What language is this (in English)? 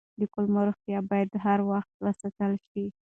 Pashto